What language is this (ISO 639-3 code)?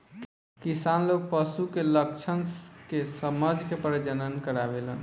bho